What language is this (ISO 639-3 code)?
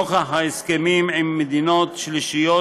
heb